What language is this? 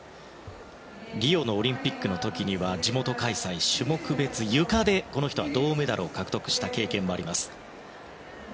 Japanese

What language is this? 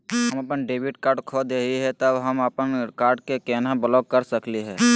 Magahi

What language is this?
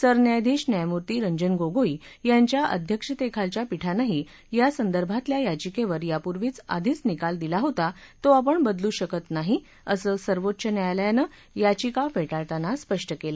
Marathi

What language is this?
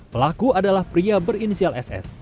Indonesian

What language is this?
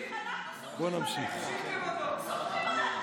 Hebrew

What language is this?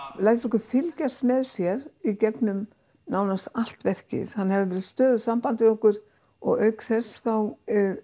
Icelandic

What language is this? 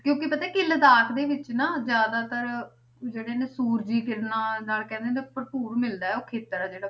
Punjabi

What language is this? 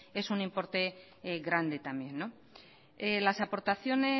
Spanish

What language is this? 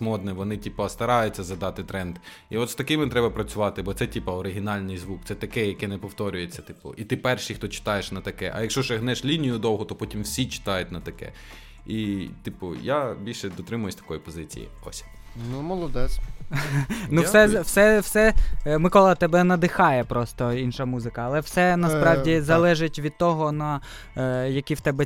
Ukrainian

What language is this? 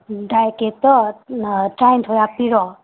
Manipuri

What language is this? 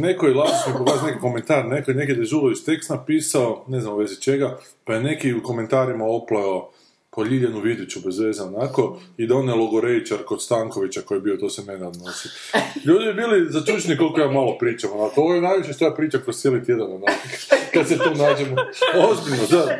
Croatian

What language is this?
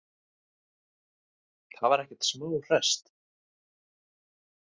Icelandic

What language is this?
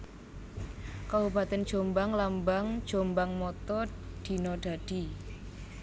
Javanese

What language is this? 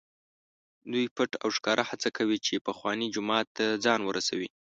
Pashto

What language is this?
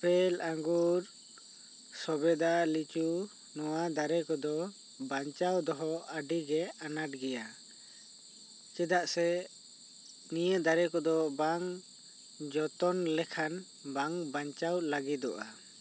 Santali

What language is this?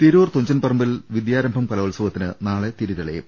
Malayalam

